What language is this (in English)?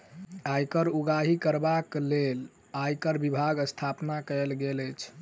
Maithili